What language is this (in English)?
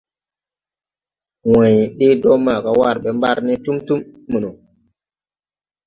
Tupuri